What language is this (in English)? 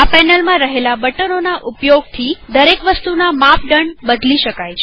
Gujarati